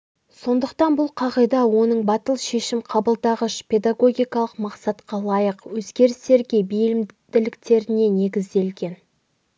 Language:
Kazakh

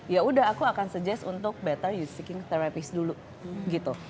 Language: Indonesian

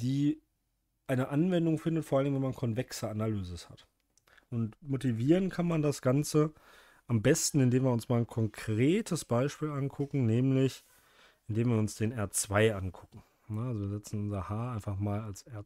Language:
German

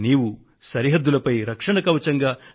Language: Telugu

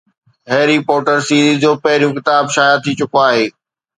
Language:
Sindhi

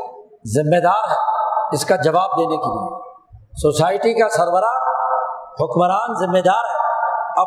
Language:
Urdu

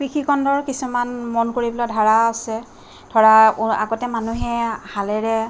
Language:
Assamese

